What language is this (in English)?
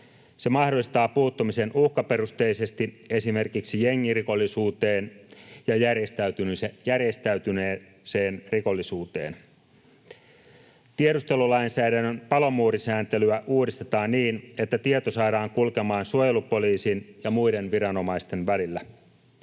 Finnish